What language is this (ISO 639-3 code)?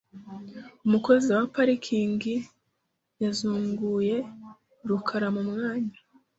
kin